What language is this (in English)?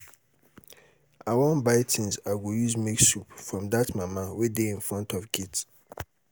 Nigerian Pidgin